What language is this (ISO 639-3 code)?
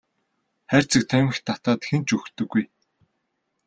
mon